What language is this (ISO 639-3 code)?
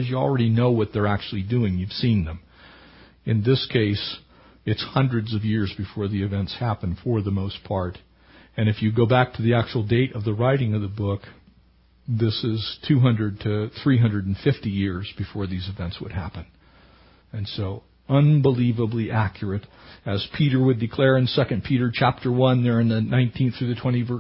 eng